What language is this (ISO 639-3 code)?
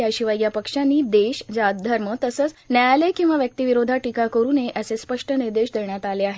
mar